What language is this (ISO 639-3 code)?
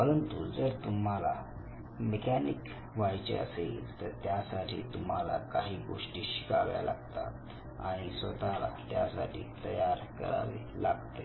mar